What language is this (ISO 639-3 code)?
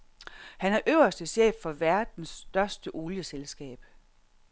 dan